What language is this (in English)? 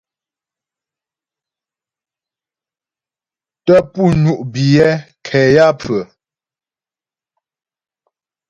Ghomala